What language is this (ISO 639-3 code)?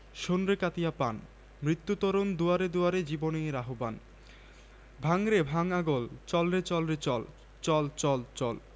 ben